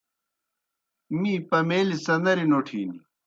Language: Kohistani Shina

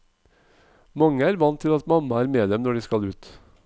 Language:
Norwegian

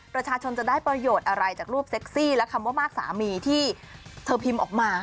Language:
Thai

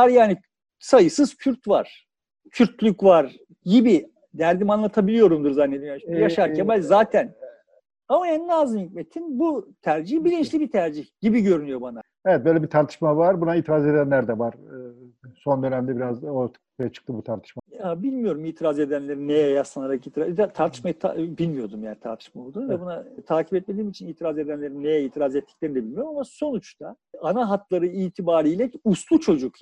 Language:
Turkish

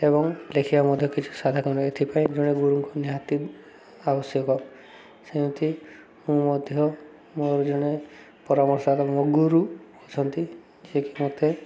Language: Odia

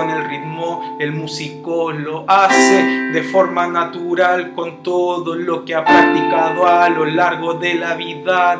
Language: Spanish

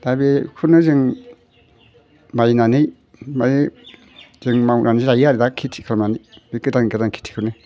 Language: Bodo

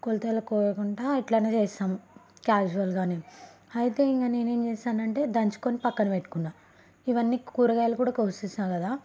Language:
Telugu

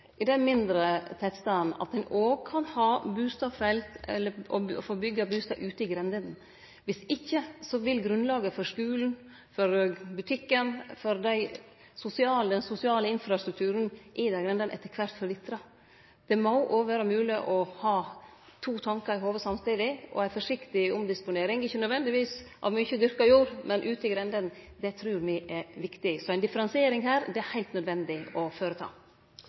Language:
Norwegian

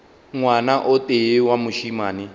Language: Northern Sotho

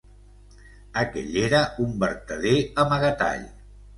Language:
Catalan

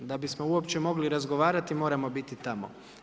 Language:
Croatian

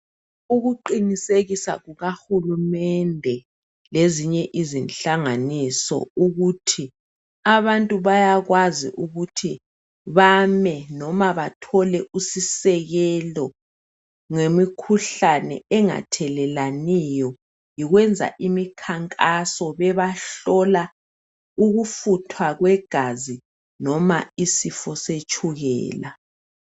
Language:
North Ndebele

